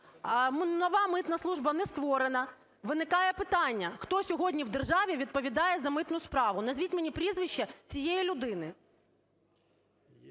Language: Ukrainian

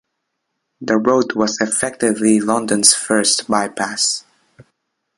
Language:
English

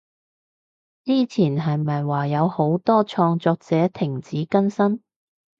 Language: Cantonese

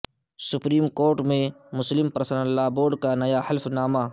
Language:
Urdu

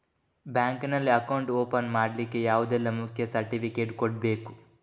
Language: Kannada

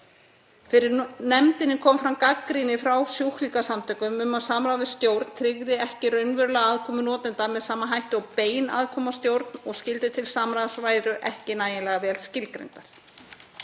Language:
Icelandic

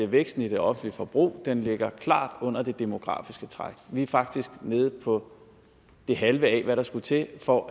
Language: Danish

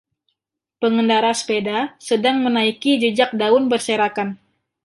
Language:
Indonesian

